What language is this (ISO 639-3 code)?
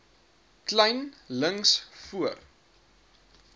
afr